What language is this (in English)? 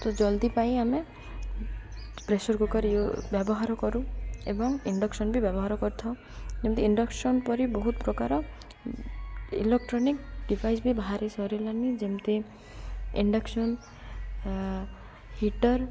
Odia